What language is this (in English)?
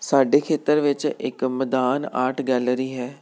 Punjabi